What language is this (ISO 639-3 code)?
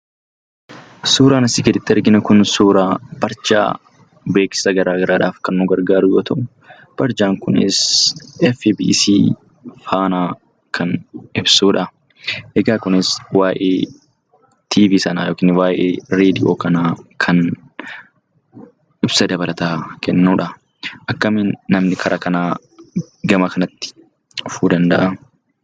orm